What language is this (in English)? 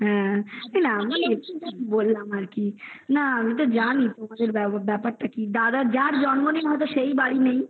Bangla